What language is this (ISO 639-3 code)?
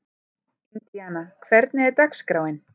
isl